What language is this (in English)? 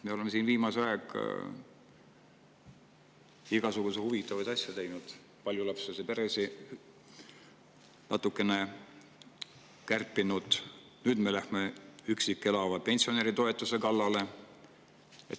Estonian